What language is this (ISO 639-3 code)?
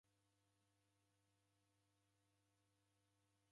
dav